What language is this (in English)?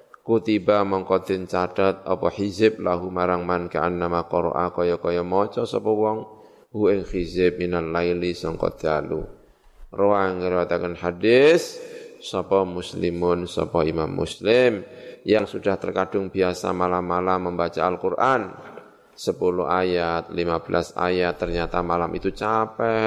Indonesian